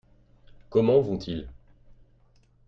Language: French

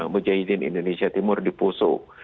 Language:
Indonesian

